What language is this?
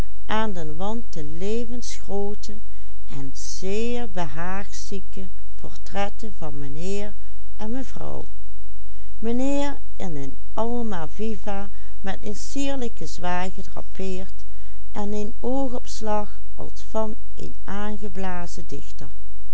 Dutch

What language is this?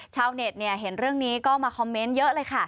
Thai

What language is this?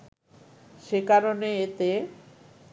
Bangla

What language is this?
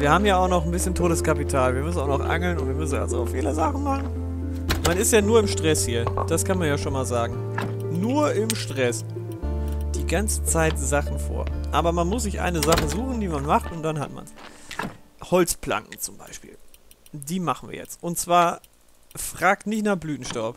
German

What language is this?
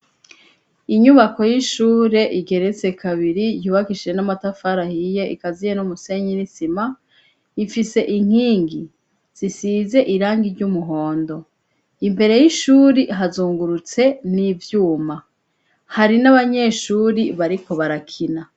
Rundi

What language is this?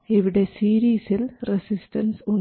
Malayalam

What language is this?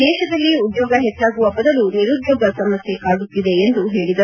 Kannada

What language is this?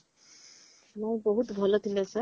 Odia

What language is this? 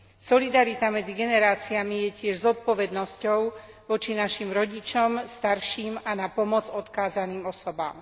Slovak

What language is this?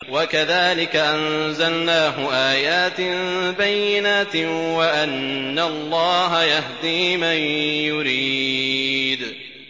Arabic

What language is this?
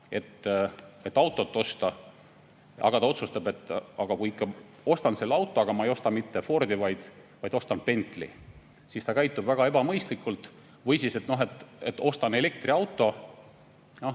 Estonian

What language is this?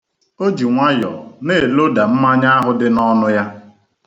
Igbo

